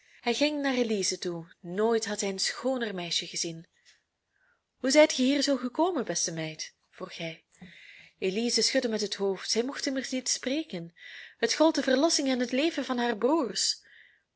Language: Dutch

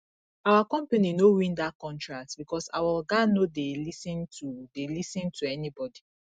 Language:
Nigerian Pidgin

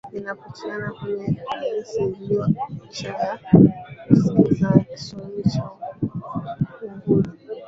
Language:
Swahili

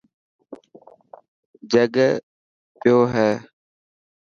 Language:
Dhatki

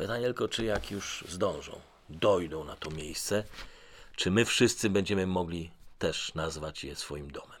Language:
Polish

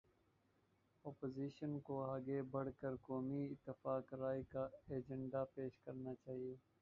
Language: Urdu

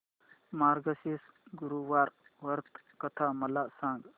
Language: Marathi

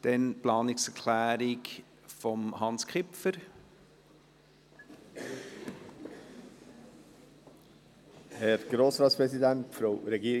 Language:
Swiss German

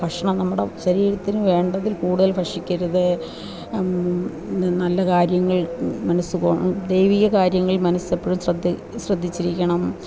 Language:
Malayalam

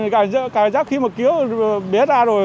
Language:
Vietnamese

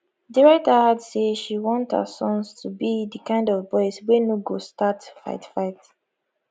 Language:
Nigerian Pidgin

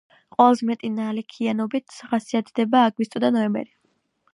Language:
Georgian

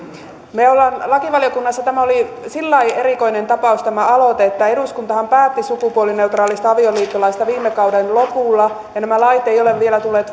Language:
Finnish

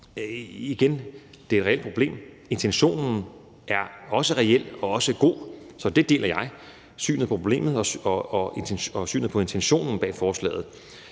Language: Danish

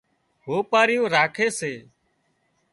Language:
Wadiyara Koli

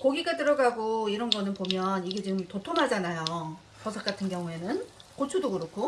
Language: Korean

